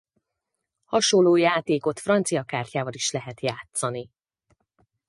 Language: Hungarian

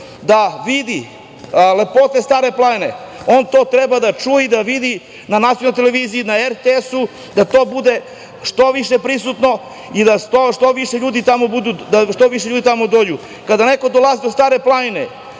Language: Serbian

